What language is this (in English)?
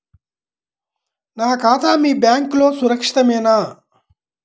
Telugu